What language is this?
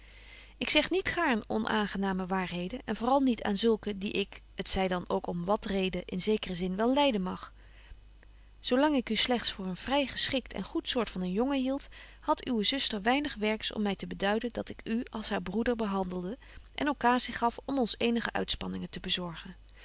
Dutch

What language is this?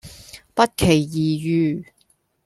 Cantonese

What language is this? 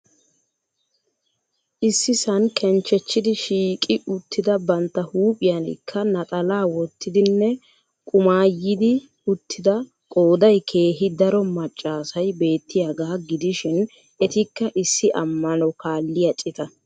Wolaytta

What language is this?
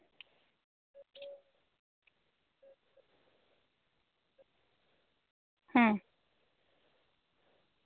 Santali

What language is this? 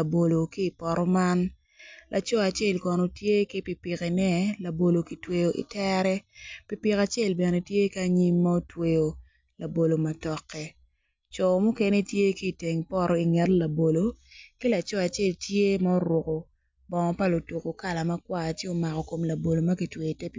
Acoli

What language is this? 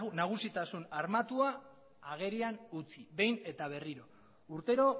Basque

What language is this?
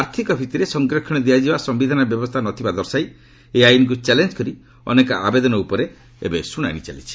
Odia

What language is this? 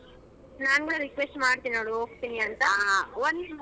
Kannada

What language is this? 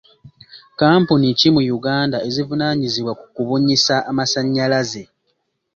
Ganda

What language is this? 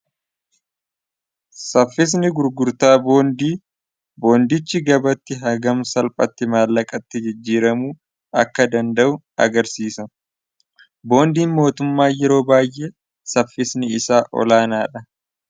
Oromo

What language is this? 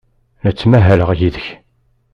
Kabyle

